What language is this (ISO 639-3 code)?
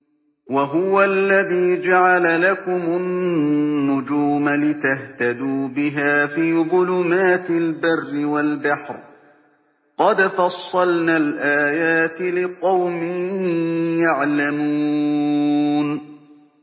ara